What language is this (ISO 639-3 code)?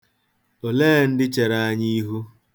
ibo